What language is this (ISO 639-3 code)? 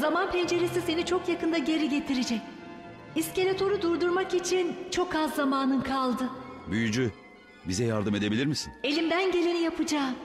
tur